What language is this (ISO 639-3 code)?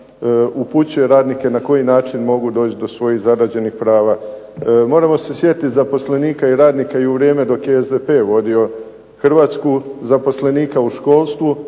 hrv